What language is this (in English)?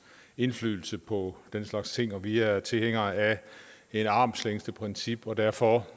Danish